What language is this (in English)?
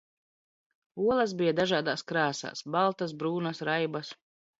Latvian